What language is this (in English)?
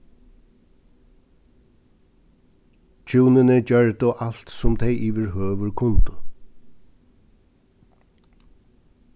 Faroese